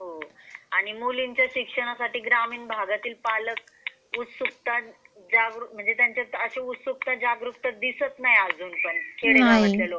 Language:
Marathi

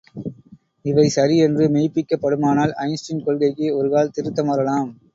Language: Tamil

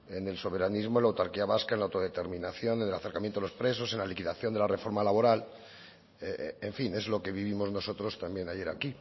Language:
Spanish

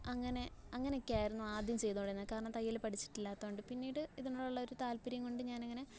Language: Malayalam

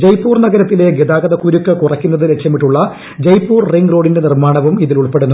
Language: Malayalam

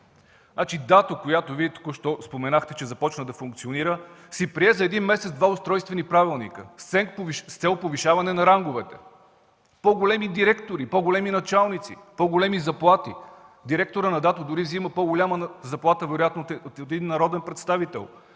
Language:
Bulgarian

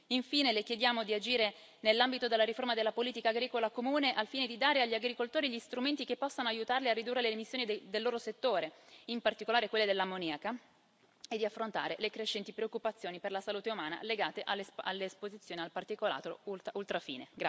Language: Italian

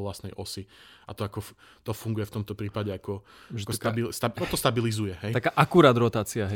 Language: Slovak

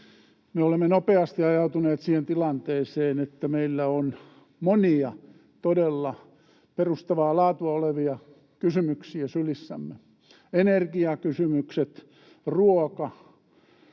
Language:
Finnish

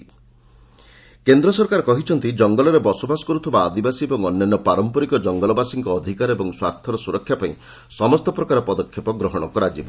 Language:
Odia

